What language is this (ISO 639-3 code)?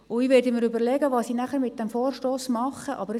gsw